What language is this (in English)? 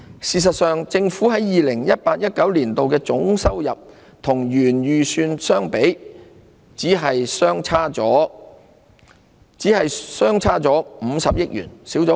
Cantonese